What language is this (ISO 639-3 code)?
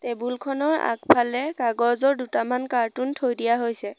asm